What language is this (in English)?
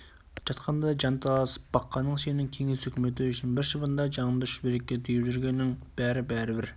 Kazakh